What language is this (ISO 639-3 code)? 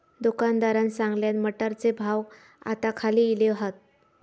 mar